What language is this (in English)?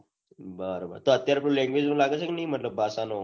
Gujarati